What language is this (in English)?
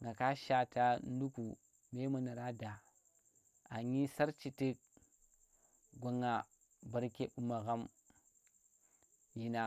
Tera